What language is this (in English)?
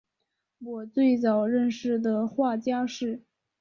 Chinese